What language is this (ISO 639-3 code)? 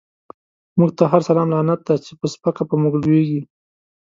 pus